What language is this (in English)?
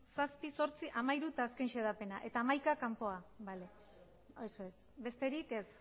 Basque